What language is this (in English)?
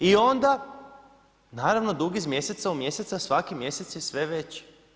Croatian